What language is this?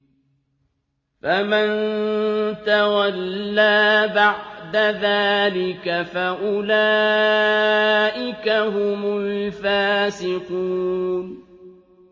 Arabic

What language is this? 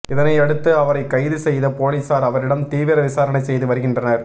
Tamil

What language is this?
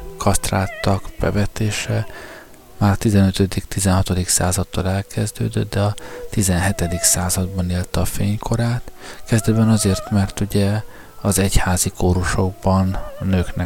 Hungarian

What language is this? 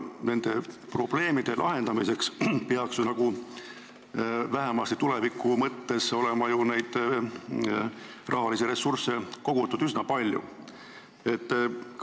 Estonian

